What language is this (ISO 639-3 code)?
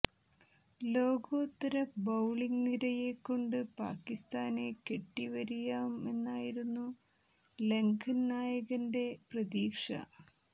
mal